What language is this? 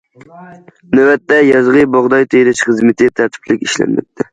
Uyghur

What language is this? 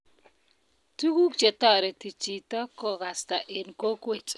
Kalenjin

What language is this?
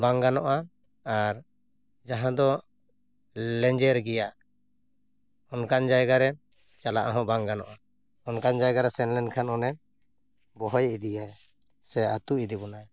Santali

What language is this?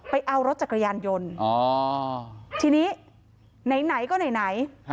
Thai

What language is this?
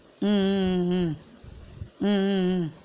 Tamil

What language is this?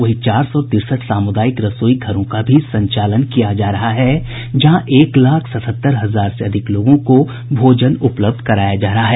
Hindi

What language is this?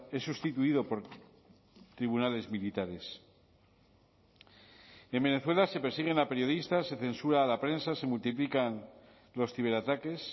Spanish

